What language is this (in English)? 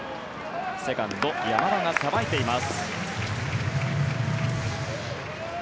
Japanese